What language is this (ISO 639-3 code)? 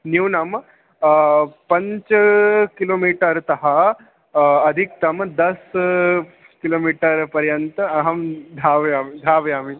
san